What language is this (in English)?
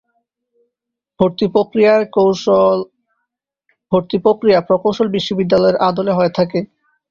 Bangla